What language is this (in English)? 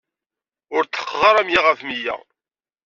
Kabyle